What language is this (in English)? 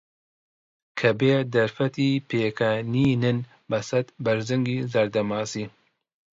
Central Kurdish